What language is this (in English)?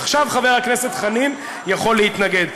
Hebrew